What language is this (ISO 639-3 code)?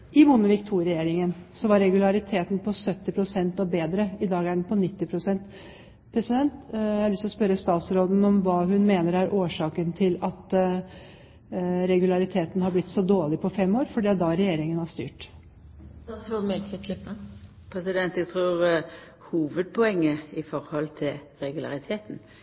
nob